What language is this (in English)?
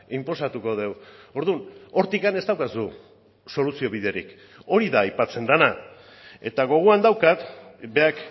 Basque